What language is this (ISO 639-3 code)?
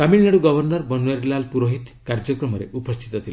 ori